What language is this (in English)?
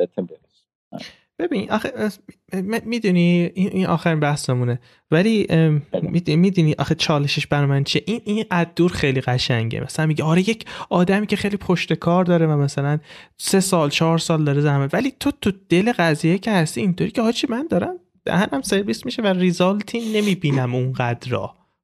Persian